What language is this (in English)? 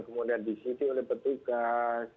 Indonesian